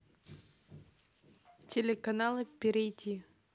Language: Russian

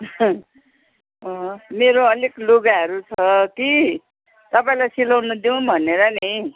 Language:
Nepali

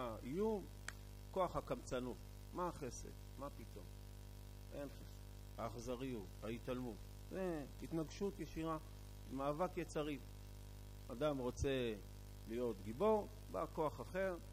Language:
Hebrew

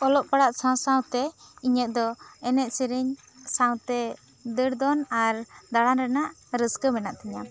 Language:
Santali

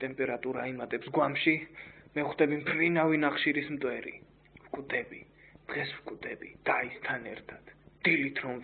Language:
Romanian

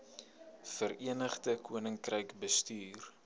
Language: Afrikaans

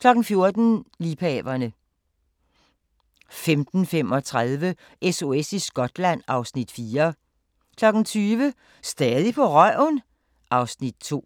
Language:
Danish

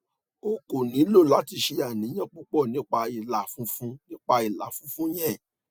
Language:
Yoruba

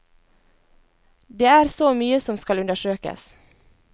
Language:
Norwegian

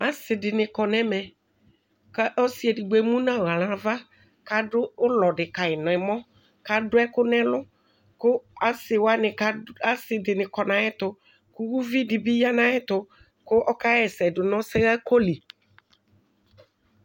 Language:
Ikposo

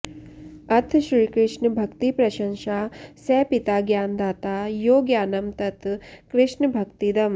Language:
Sanskrit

